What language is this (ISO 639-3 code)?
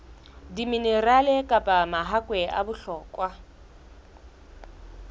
sot